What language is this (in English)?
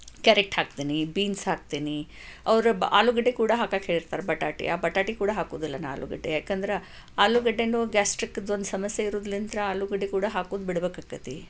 Kannada